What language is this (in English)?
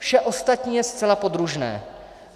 Czech